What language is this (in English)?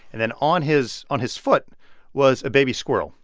English